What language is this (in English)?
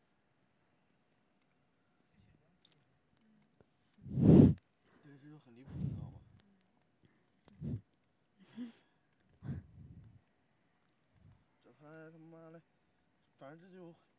Chinese